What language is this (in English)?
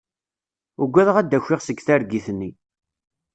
Kabyle